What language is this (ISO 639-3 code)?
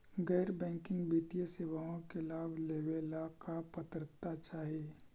mag